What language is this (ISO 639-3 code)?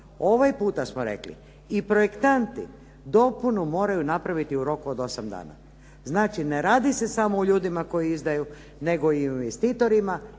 hrv